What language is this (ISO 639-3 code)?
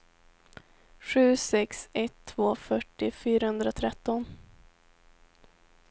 swe